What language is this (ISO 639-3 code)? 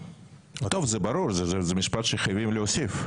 heb